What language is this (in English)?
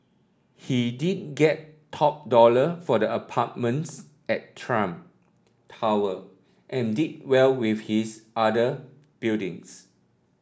English